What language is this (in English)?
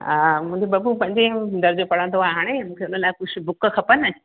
Sindhi